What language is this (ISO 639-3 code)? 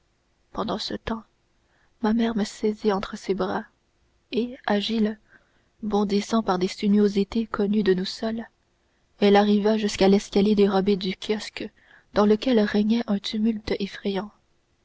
fra